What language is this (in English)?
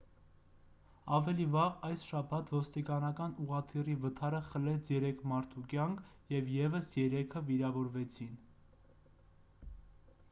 Armenian